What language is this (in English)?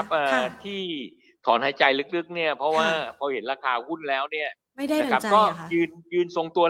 Thai